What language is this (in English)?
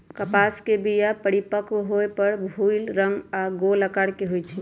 Magahi